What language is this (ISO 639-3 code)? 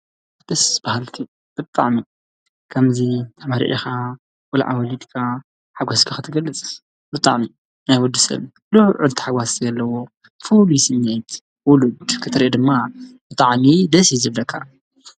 tir